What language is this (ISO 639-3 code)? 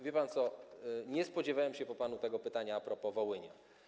pol